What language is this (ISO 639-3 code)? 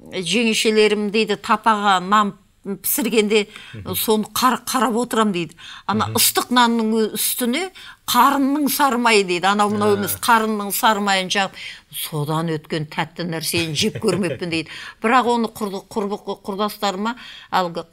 tur